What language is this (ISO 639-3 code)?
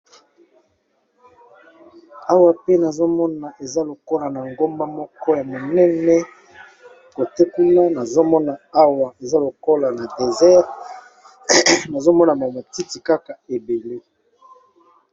lin